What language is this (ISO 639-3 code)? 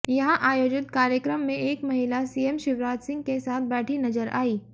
hin